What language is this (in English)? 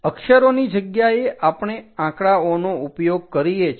Gujarati